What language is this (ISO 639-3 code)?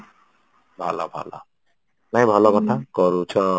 ori